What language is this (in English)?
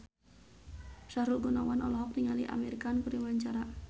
Sundanese